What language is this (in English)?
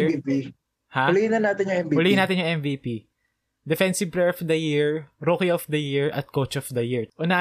Filipino